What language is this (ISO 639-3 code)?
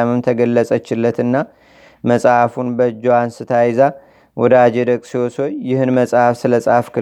amh